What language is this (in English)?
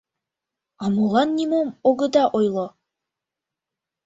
Mari